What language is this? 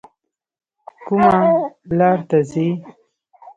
Pashto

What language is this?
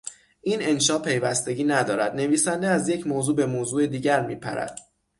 Persian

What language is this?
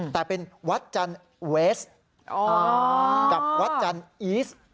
Thai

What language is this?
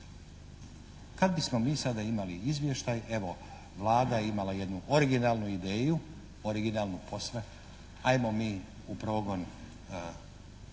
Croatian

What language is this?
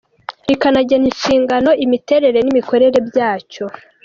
Kinyarwanda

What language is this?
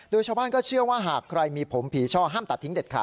Thai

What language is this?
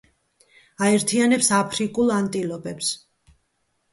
Georgian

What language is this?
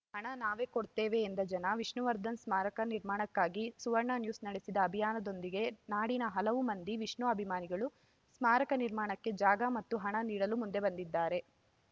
Kannada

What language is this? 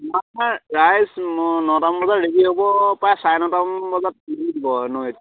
Assamese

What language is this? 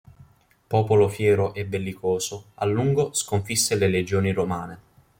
Italian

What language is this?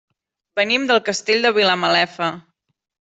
Catalan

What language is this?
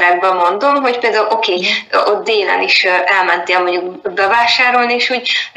Hungarian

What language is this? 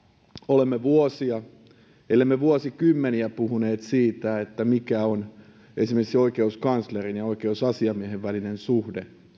Finnish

